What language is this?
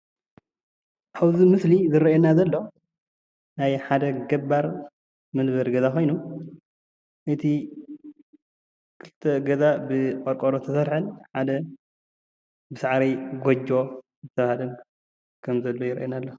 Tigrinya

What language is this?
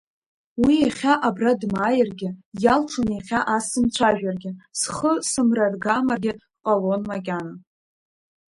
Abkhazian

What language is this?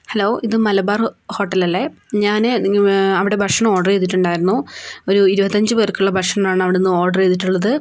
Malayalam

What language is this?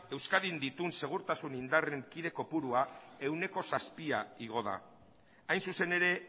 Basque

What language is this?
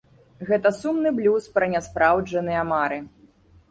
Belarusian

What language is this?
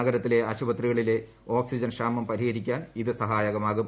Malayalam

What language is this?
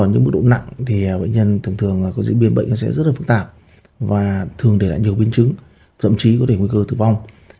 Vietnamese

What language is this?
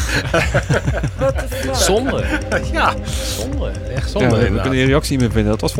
Dutch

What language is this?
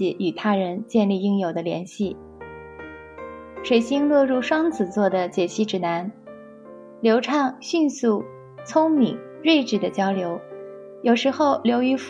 Chinese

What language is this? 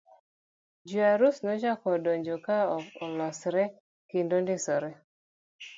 Luo (Kenya and Tanzania)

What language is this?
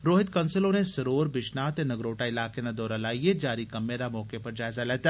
Dogri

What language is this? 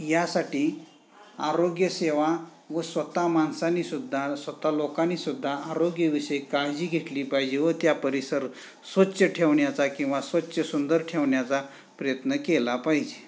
Marathi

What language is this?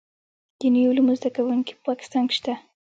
Pashto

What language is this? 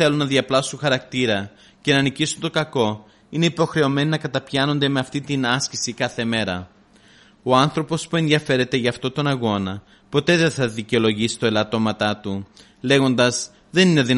Greek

